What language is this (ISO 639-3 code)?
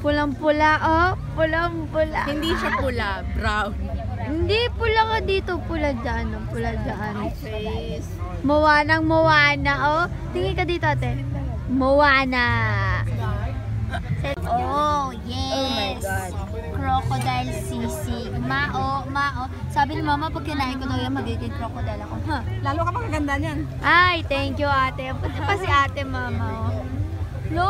fil